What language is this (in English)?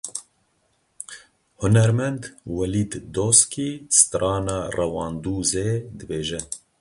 Kurdish